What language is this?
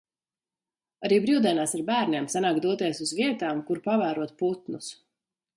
Latvian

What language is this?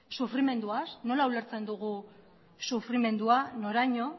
Basque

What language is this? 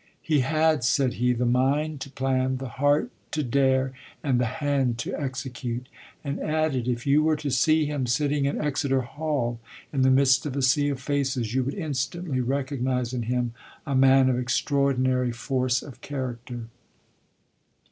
English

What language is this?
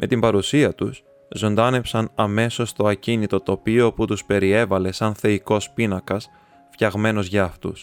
Greek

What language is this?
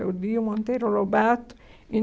Portuguese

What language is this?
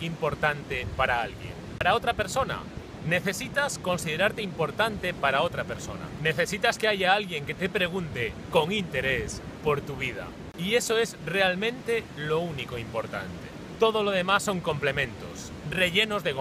Spanish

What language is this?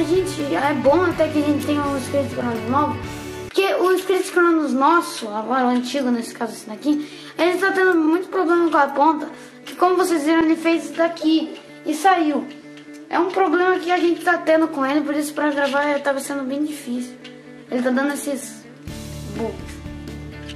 Portuguese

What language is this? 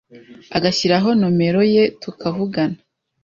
Kinyarwanda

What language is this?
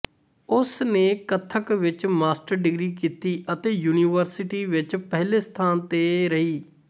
Punjabi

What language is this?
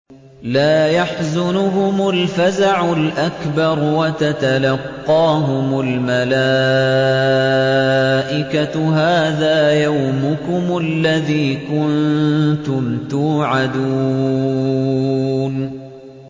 Arabic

